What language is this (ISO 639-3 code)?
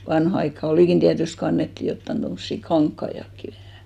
fin